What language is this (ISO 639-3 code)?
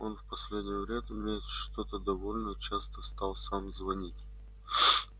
rus